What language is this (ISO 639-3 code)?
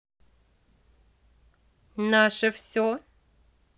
rus